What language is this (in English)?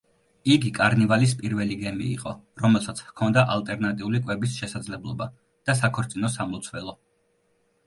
Georgian